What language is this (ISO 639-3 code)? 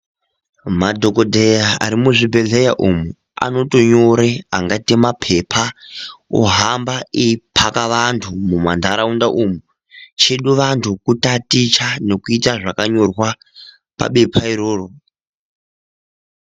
ndc